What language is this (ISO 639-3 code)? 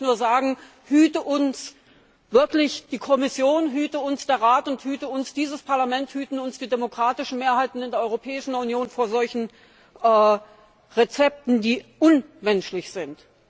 deu